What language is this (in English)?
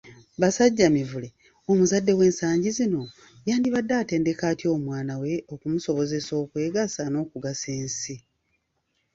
Ganda